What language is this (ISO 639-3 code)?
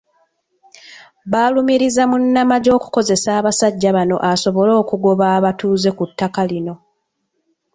lug